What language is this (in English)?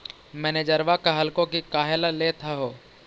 Magahi